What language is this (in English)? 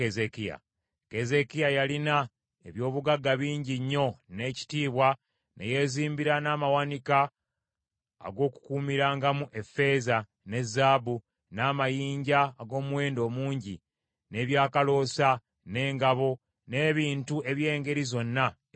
Ganda